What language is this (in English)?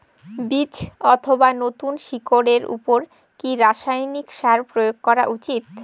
Bangla